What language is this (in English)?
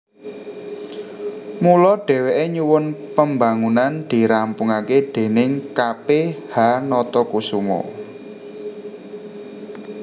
Javanese